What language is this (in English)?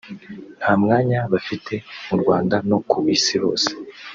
Kinyarwanda